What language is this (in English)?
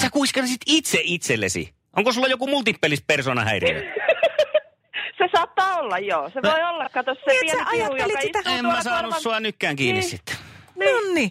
Finnish